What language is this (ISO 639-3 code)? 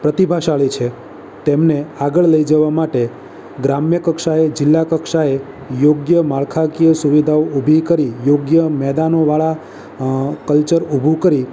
guj